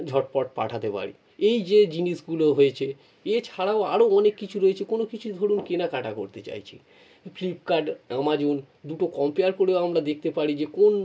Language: Bangla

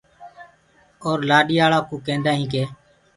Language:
Gurgula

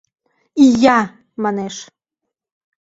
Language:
Mari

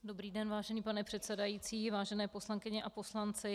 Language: Czech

